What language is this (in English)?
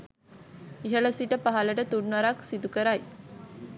Sinhala